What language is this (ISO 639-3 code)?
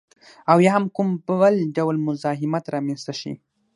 pus